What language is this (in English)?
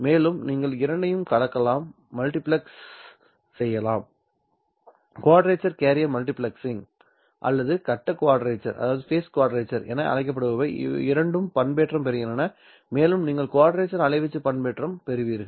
Tamil